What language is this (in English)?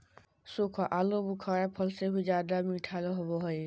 Magahi